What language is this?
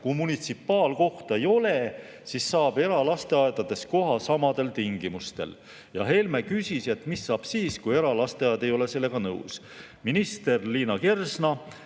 Estonian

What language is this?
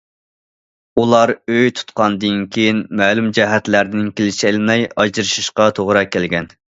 Uyghur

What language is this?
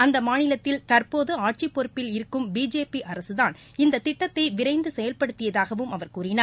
Tamil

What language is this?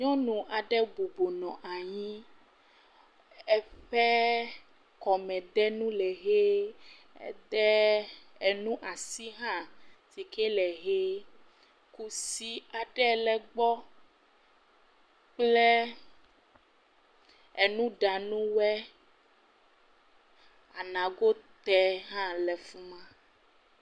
Ewe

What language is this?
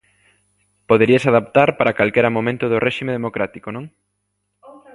Galician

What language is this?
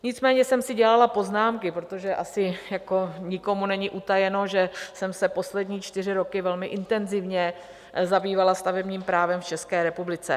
Czech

